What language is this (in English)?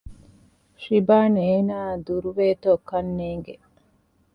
Divehi